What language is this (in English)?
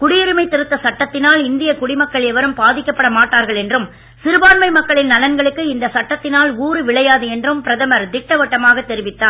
Tamil